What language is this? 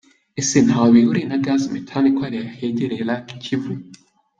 Kinyarwanda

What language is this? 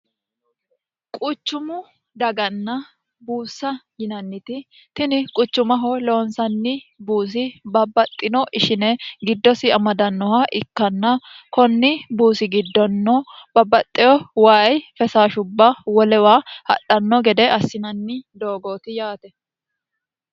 Sidamo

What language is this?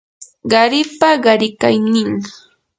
Yanahuanca Pasco Quechua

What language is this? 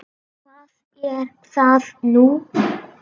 Icelandic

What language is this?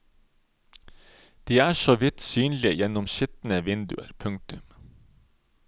Norwegian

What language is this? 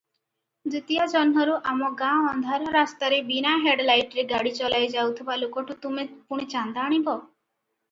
Odia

